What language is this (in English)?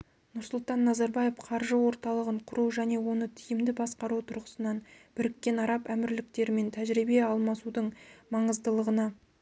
Kazakh